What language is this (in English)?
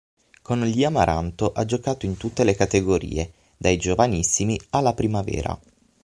Italian